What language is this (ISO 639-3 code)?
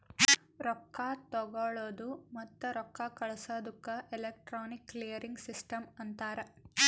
kan